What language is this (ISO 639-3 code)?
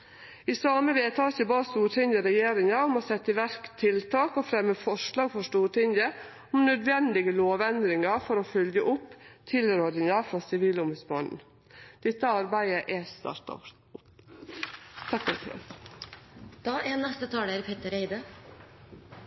nor